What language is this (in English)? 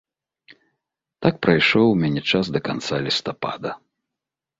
Belarusian